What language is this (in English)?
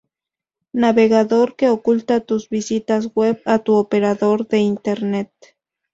Spanish